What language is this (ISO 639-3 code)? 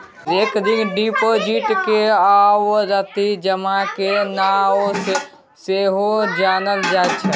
mai